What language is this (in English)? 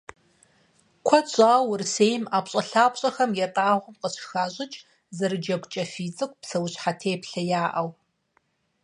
Kabardian